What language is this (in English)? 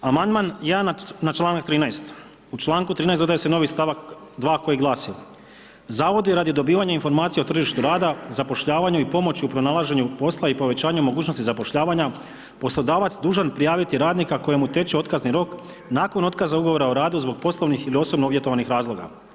Croatian